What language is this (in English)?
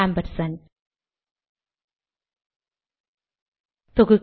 Tamil